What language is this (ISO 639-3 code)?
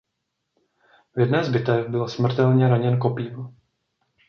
ces